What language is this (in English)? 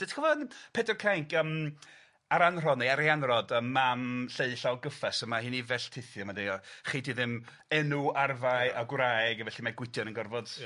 Welsh